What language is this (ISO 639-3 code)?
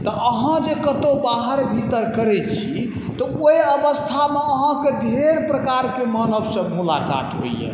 mai